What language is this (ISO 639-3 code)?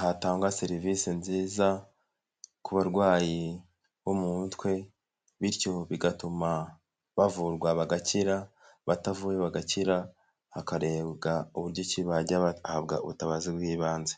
kin